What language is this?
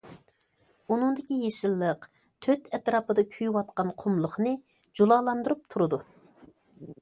Uyghur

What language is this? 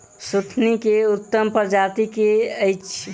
Maithili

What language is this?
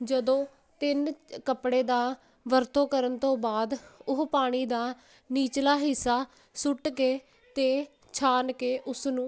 Punjabi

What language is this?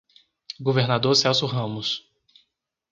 Portuguese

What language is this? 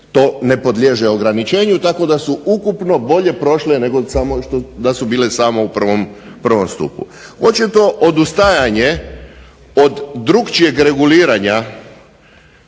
Croatian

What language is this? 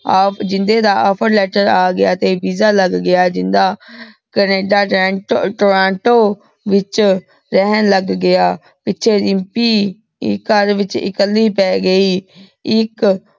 Punjabi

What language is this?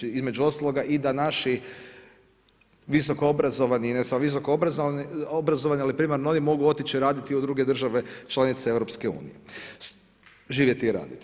Croatian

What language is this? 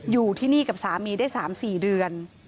Thai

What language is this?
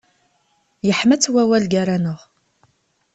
Kabyle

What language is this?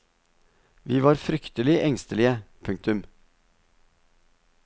Norwegian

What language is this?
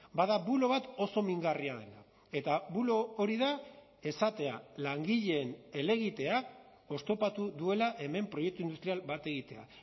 Basque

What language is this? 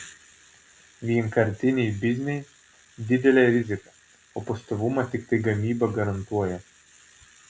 Lithuanian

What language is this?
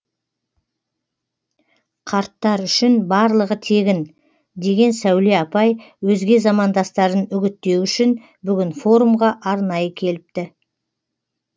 Kazakh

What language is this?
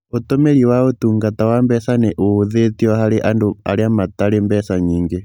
Kikuyu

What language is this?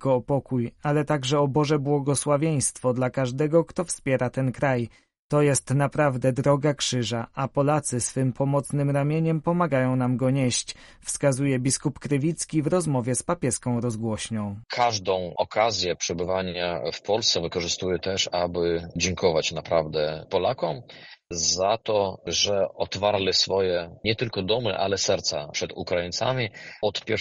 Polish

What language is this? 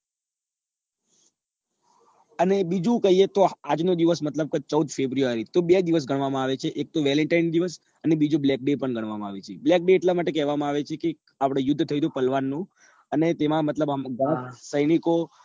Gujarati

